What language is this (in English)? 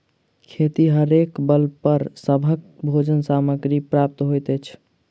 Maithili